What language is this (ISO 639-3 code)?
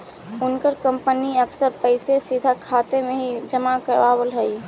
mag